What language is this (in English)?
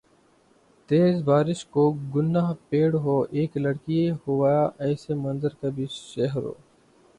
Urdu